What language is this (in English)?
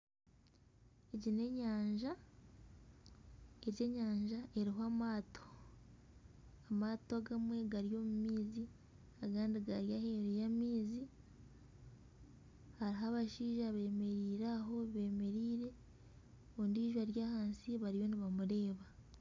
Nyankole